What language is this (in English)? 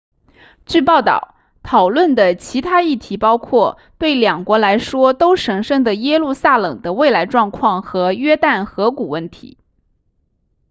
Chinese